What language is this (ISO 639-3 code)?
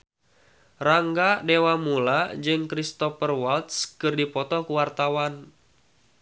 sun